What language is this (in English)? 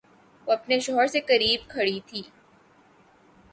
Urdu